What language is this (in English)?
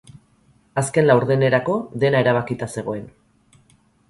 Basque